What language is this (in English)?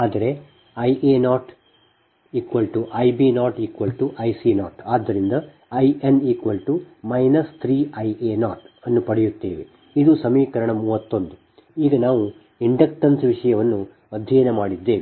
Kannada